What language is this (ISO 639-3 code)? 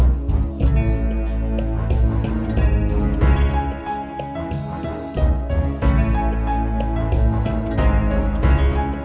ind